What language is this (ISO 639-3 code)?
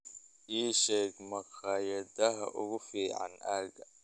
som